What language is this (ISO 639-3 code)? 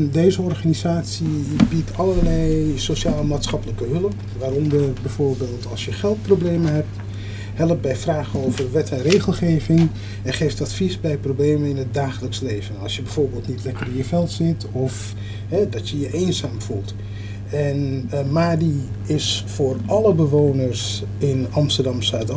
nld